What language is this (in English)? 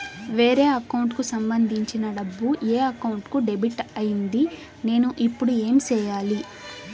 Telugu